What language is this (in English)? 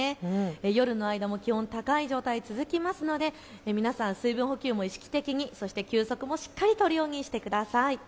Japanese